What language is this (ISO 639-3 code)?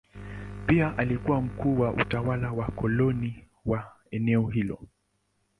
swa